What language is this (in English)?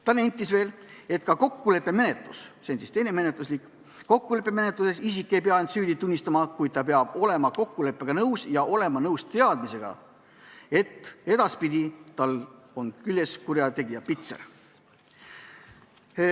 Estonian